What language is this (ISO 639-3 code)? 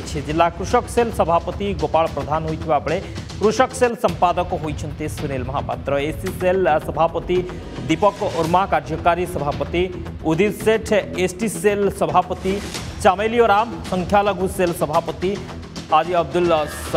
hin